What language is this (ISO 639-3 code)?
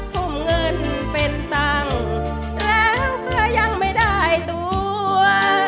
tha